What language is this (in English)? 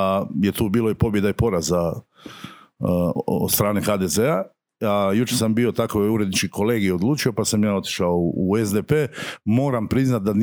Croatian